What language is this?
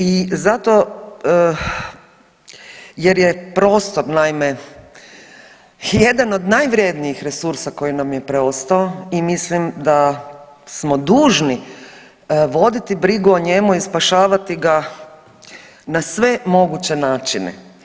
Croatian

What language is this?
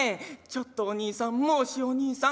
Japanese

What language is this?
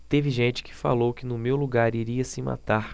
Portuguese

